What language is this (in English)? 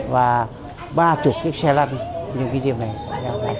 Vietnamese